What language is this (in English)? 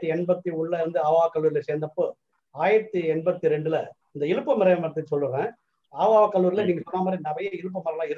Tamil